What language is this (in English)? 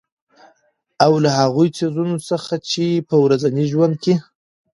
Pashto